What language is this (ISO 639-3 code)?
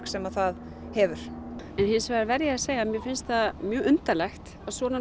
isl